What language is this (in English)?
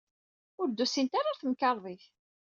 Kabyle